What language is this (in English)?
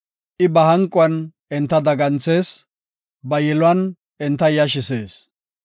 Gofa